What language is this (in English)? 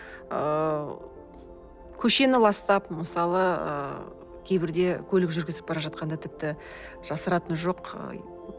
Kazakh